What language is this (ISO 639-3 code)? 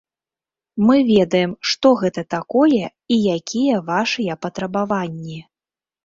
bel